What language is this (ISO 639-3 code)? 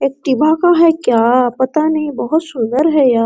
hin